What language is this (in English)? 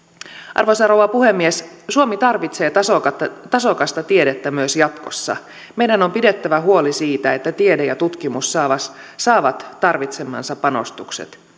Finnish